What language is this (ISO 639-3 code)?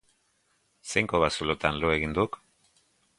eus